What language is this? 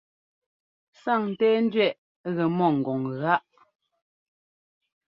Ngomba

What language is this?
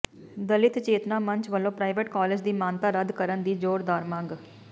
Punjabi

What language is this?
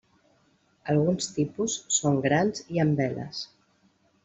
Catalan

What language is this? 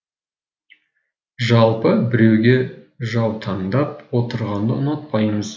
Kazakh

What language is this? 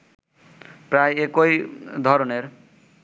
Bangla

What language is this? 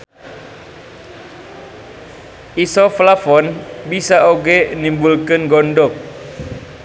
Sundanese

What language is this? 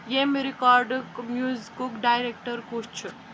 Kashmiri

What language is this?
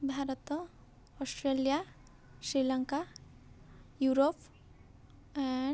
Odia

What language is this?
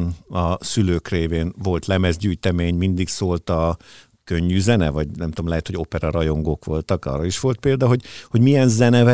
Hungarian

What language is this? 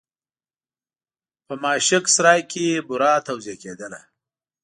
Pashto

